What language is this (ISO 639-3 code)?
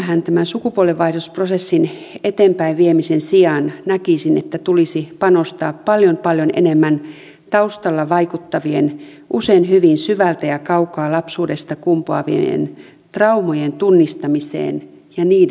fin